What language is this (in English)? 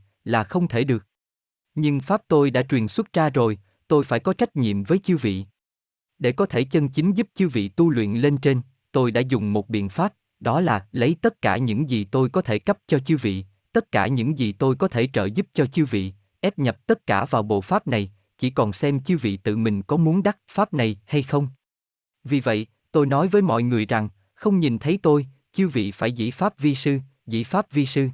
Vietnamese